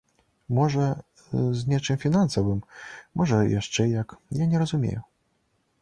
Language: Belarusian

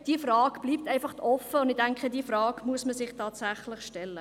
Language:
Swiss German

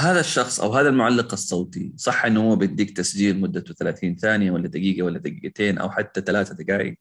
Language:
Arabic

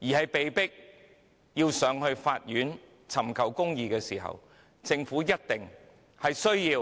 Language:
Cantonese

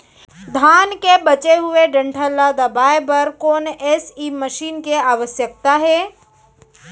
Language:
Chhattisgarhi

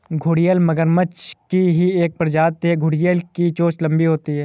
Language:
Hindi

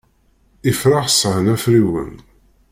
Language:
Kabyle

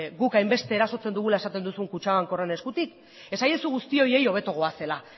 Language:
Basque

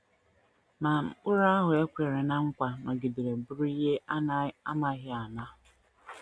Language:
Igbo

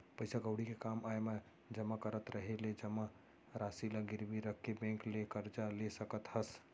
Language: Chhattisgarhi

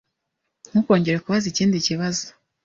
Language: Kinyarwanda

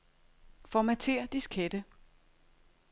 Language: Danish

